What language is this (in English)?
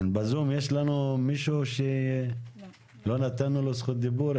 Hebrew